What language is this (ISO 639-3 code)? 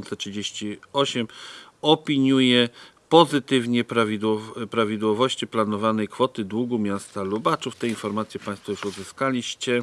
pol